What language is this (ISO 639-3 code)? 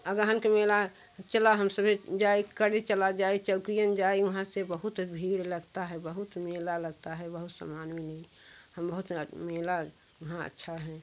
hin